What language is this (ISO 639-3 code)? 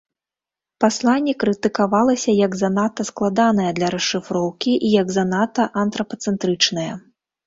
bel